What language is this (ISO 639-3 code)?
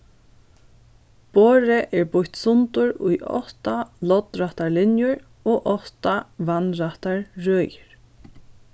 fao